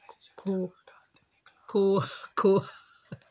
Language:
Dogri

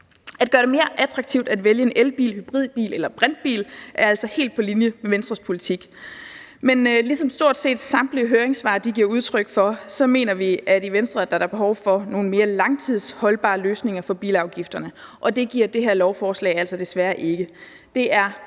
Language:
Danish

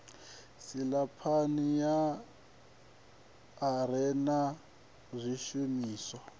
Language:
Venda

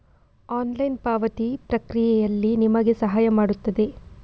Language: Kannada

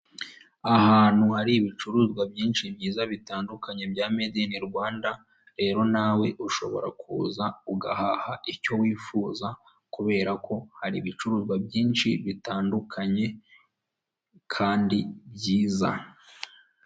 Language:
Kinyarwanda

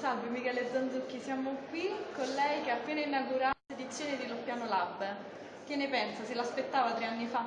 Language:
Italian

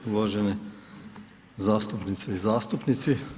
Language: Croatian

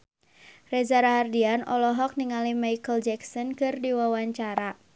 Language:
Sundanese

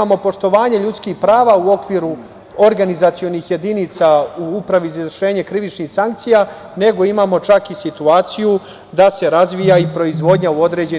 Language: Serbian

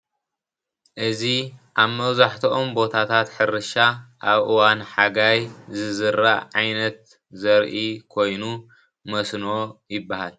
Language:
Tigrinya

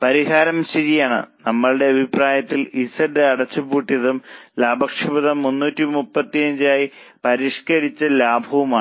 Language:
Malayalam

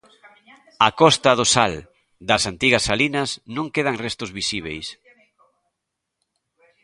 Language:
Galician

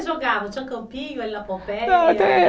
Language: Portuguese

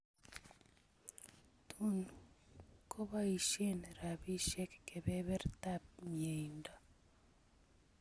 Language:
Kalenjin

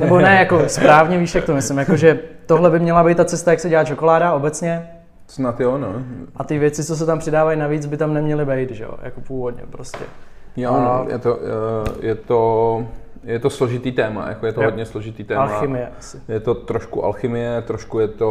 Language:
Czech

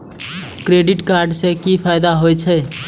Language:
Maithili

